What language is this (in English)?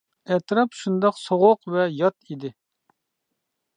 Uyghur